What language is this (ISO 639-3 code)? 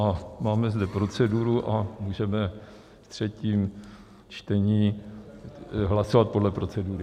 ces